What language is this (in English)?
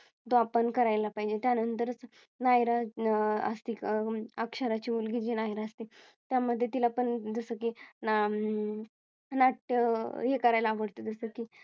Marathi